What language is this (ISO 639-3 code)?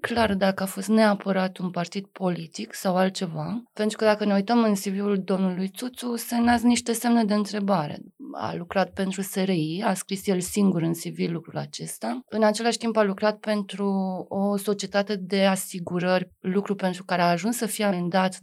ron